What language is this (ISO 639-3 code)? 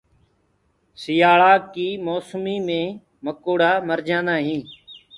ggg